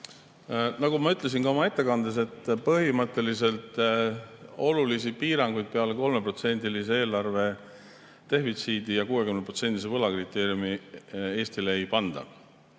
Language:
Estonian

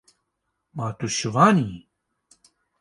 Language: Kurdish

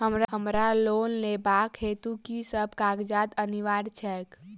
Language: Maithili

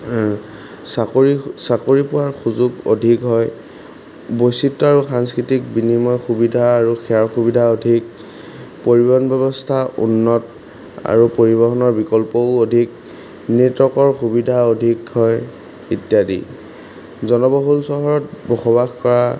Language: Assamese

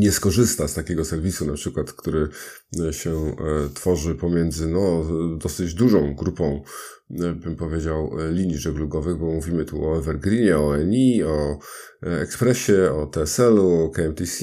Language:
Polish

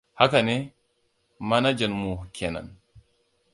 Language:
Hausa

